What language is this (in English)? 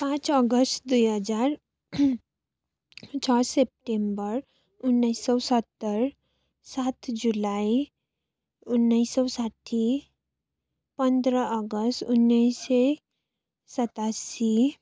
Nepali